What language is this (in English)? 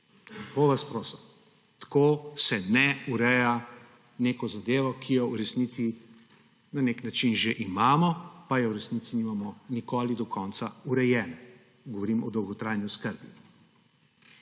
Slovenian